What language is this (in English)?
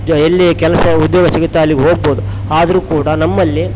Kannada